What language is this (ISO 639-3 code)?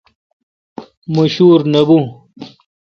xka